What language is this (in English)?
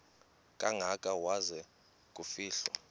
Xhosa